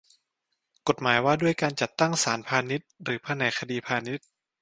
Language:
Thai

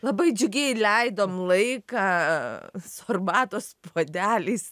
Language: Lithuanian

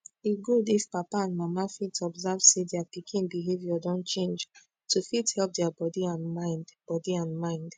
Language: Nigerian Pidgin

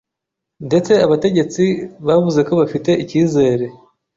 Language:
Kinyarwanda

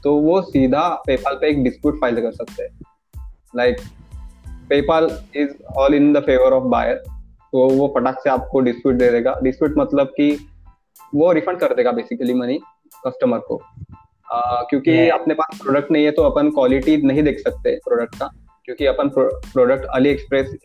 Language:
Hindi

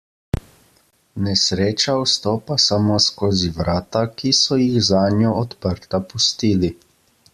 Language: Slovenian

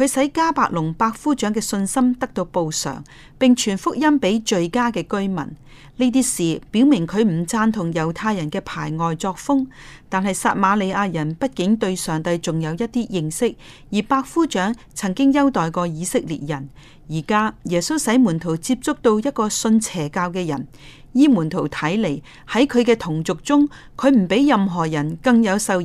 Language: Chinese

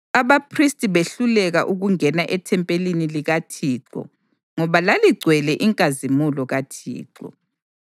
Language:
North Ndebele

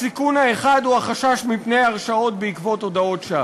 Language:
Hebrew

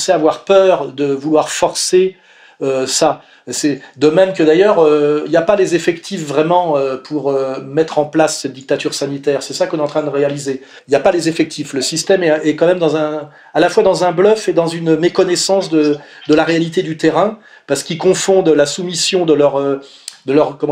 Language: French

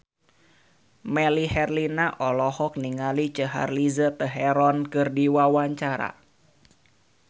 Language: Sundanese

